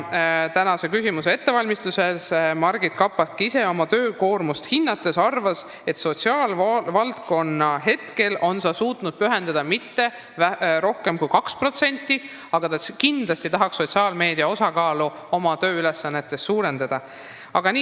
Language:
Estonian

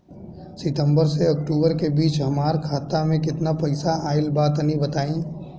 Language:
Bhojpuri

